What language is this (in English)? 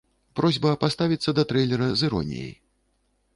Belarusian